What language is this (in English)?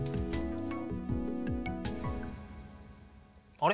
Japanese